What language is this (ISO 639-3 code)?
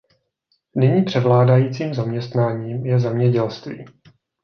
ces